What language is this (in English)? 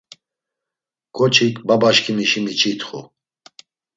Laz